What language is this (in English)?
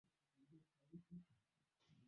Swahili